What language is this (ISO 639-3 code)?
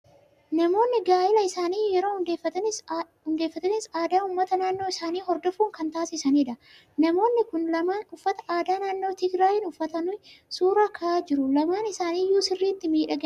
orm